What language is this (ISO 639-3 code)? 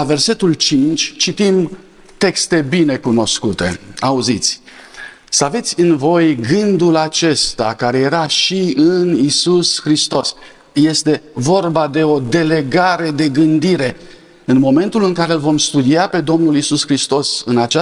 ron